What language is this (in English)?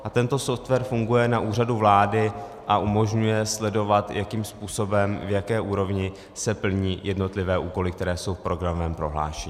Czech